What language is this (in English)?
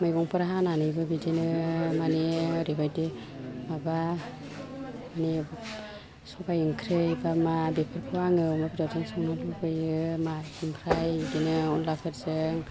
Bodo